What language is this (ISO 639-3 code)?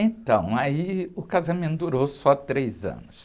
por